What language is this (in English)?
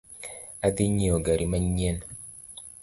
Luo (Kenya and Tanzania)